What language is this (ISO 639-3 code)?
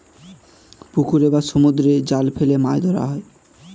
ben